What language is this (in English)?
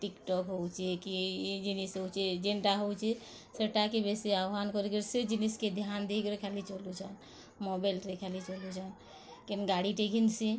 Odia